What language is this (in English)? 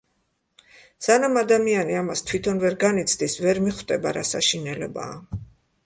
Georgian